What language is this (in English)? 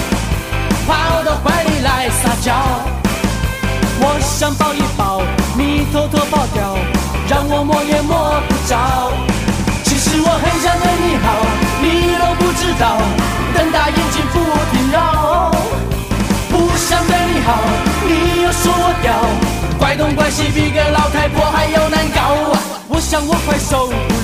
Chinese